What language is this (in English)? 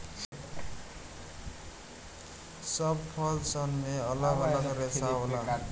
Bhojpuri